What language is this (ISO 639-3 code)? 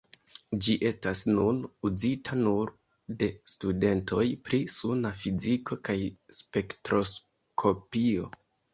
epo